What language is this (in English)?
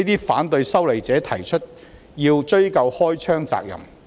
Cantonese